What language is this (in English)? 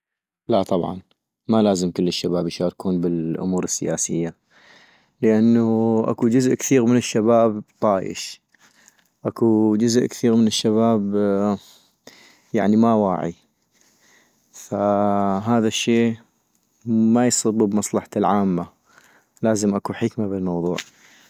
North Mesopotamian Arabic